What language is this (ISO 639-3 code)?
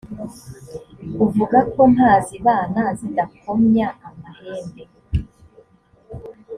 kin